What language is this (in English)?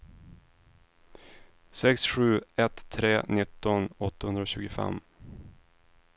Swedish